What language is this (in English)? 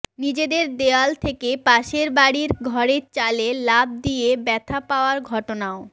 Bangla